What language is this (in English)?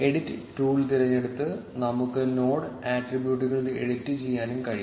Malayalam